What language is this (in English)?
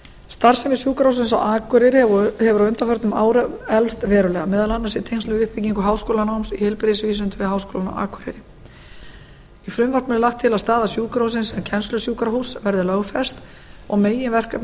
Icelandic